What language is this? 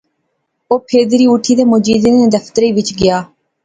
Pahari-Potwari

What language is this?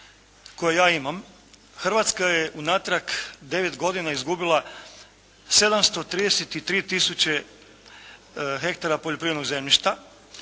Croatian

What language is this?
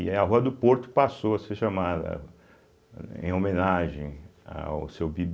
Portuguese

